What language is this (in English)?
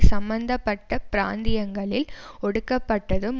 Tamil